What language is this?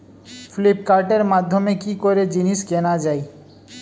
Bangla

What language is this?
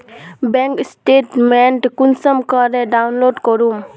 Magahi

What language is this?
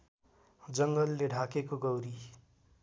Nepali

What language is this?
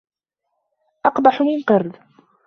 Arabic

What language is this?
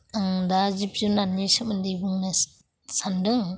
Bodo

